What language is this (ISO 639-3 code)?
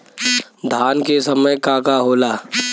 bho